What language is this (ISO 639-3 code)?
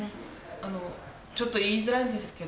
jpn